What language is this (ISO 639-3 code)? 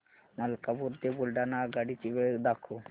mar